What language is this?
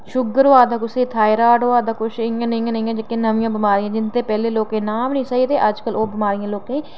Dogri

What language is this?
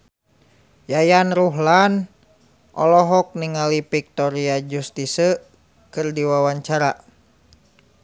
Sundanese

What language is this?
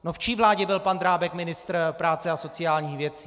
Czech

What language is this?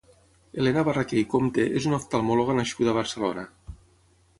Catalan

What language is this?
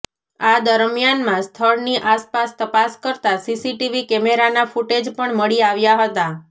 Gujarati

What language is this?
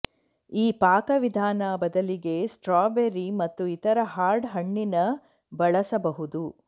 Kannada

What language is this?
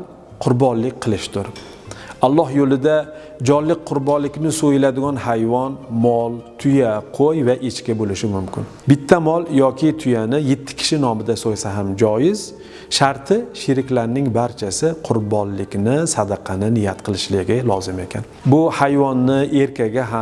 Turkish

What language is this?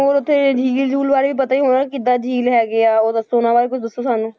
Punjabi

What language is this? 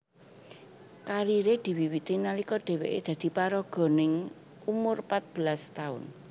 Javanese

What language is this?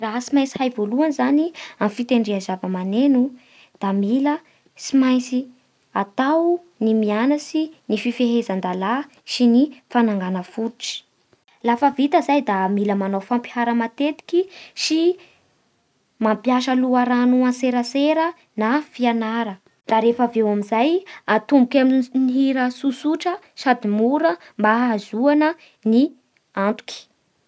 Bara Malagasy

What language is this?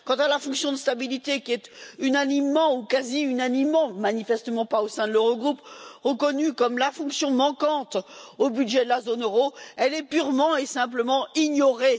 French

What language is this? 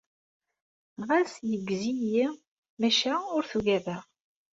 Kabyle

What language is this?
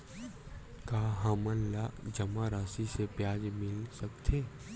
Chhattisgarhi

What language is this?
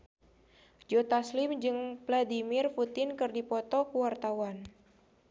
Sundanese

